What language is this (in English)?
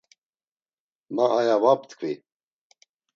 Laz